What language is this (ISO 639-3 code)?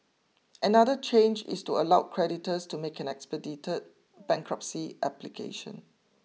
eng